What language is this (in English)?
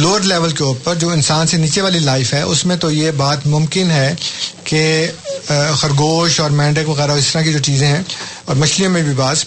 Urdu